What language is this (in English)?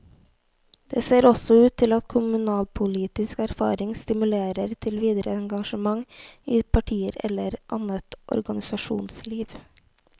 Norwegian